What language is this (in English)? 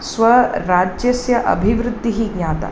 Sanskrit